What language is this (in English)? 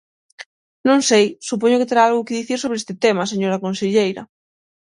Galician